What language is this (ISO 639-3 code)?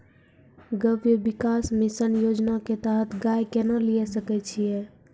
mai